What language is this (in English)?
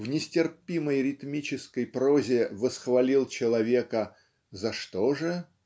Russian